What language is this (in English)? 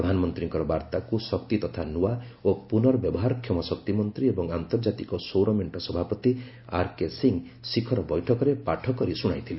Odia